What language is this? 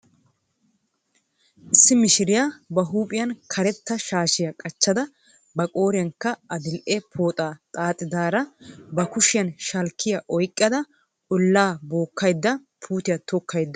Wolaytta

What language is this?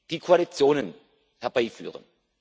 German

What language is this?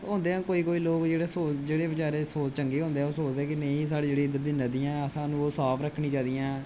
Dogri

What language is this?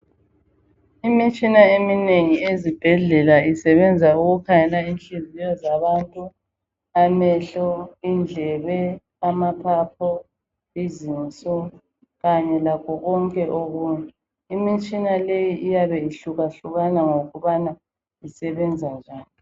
North Ndebele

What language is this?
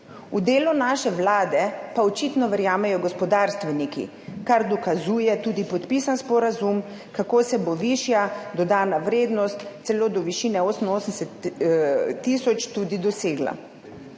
Slovenian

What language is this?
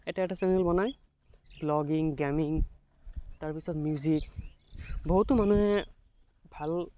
Assamese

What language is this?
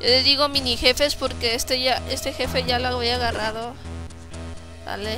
Spanish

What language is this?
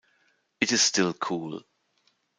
German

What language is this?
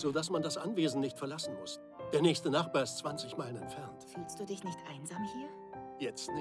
German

